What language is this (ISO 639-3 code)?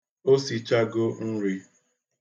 ibo